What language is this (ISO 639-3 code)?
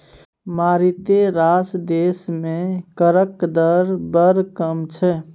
mai